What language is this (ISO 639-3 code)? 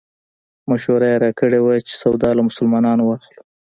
pus